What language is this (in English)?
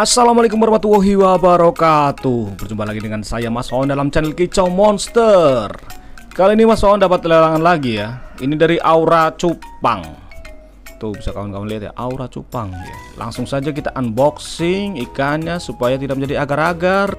Indonesian